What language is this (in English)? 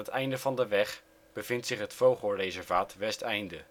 Dutch